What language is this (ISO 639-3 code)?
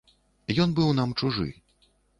bel